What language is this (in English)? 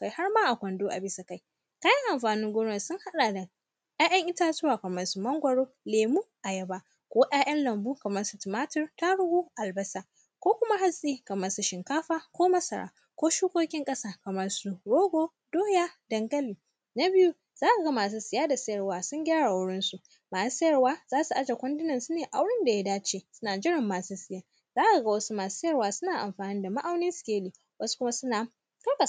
Hausa